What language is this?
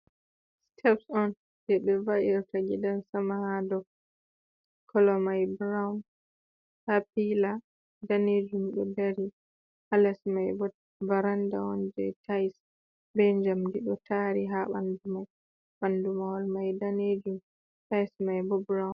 Fula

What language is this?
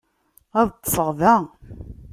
Kabyle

